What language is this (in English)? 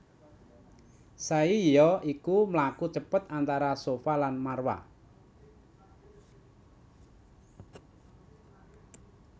Javanese